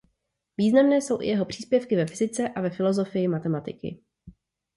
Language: Czech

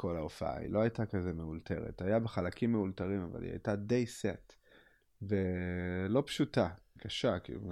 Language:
Hebrew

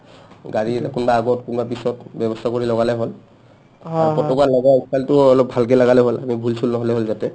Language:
Assamese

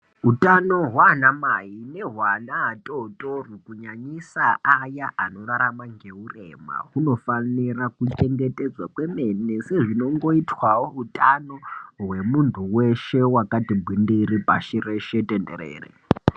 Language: Ndau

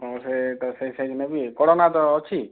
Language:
Odia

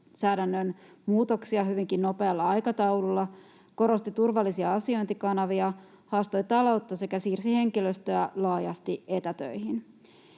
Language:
Finnish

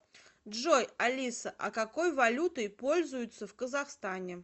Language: Russian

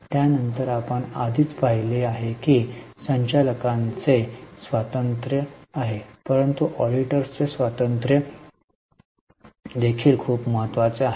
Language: Marathi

